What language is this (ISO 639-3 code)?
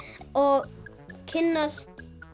isl